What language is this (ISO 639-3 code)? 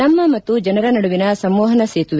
kan